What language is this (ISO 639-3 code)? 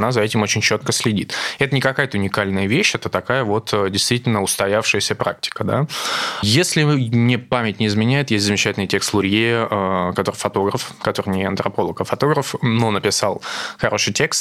rus